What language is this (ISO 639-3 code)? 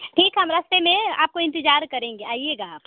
hin